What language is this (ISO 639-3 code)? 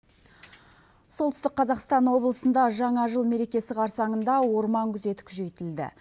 kaz